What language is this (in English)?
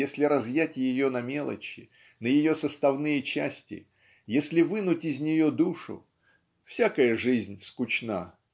Russian